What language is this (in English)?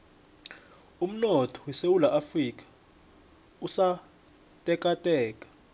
South Ndebele